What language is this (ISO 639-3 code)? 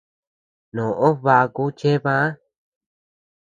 cux